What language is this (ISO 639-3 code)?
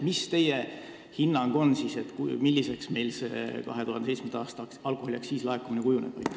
est